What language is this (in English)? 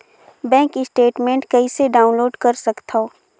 Chhattisgarhi